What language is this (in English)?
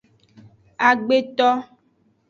Aja (Benin)